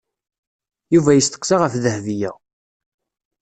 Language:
Kabyle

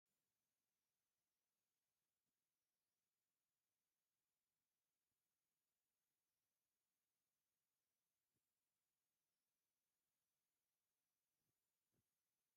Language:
Tigrinya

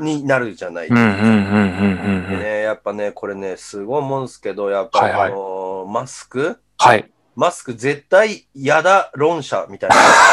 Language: Japanese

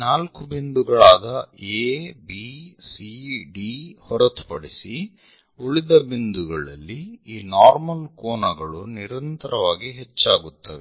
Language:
Kannada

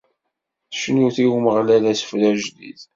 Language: Kabyle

